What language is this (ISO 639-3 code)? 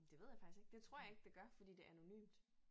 dan